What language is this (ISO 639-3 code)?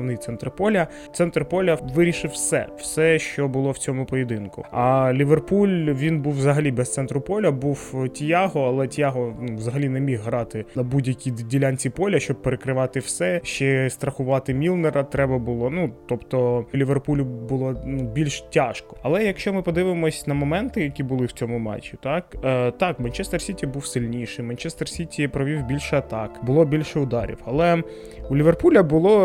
ukr